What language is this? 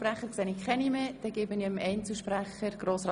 Swiss German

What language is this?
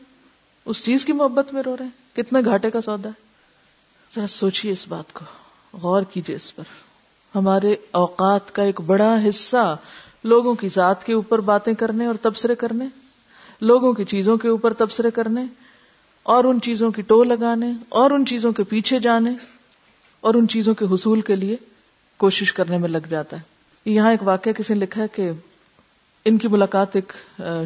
Urdu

